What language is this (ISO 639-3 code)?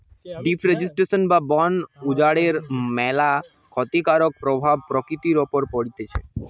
ben